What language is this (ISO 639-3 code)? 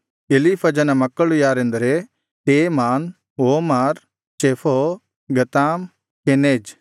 kan